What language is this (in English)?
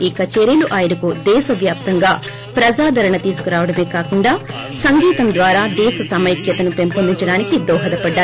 Telugu